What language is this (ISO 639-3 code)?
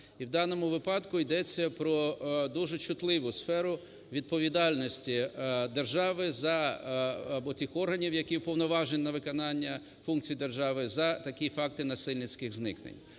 ukr